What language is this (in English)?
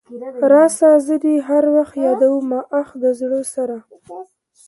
Pashto